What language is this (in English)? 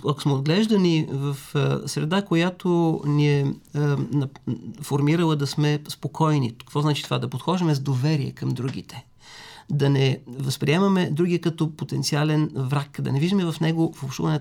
Bulgarian